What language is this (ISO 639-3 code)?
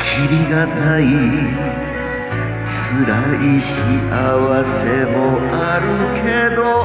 jpn